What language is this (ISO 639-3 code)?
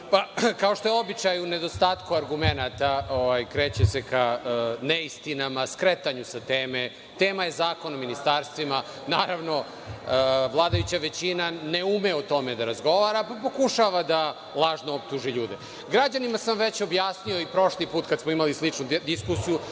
srp